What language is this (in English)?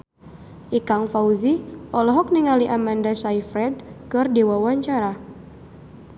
Sundanese